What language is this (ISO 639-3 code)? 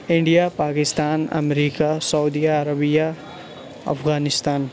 urd